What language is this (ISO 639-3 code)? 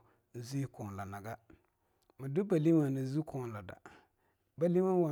lnu